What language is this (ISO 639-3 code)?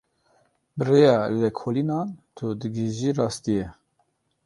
kur